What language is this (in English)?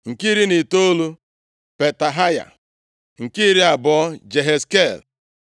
Igbo